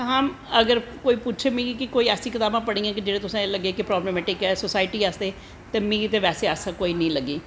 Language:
Dogri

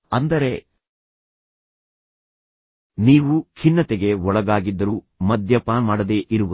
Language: Kannada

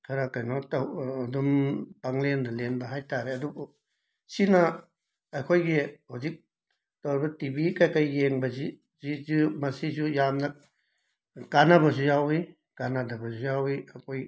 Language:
Manipuri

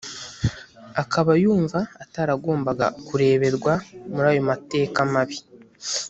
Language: Kinyarwanda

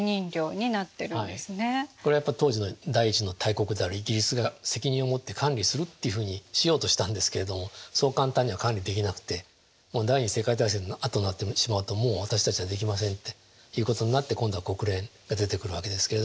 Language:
Japanese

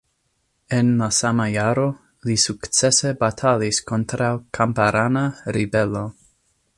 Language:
Esperanto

